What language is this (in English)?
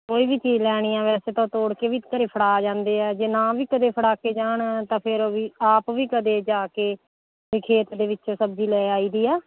Punjabi